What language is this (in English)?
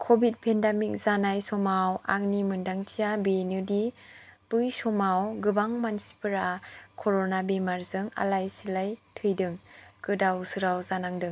Bodo